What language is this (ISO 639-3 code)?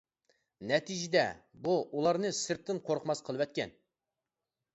uig